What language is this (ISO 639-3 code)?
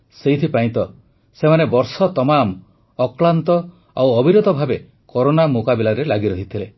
ori